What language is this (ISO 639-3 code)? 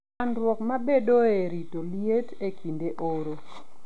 luo